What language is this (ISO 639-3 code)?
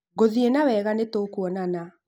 kik